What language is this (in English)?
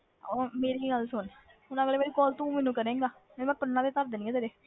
Punjabi